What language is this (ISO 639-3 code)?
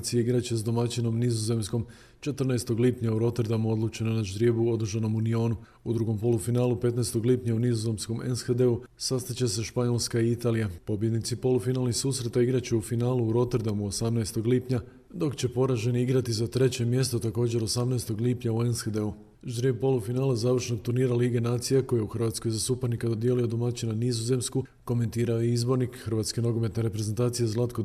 hrv